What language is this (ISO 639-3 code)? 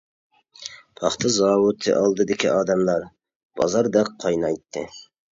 uig